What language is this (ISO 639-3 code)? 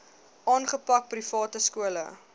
afr